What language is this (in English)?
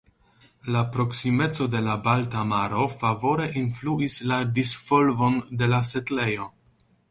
Esperanto